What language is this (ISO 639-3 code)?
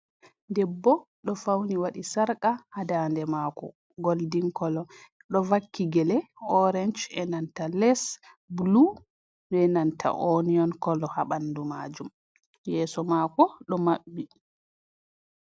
ful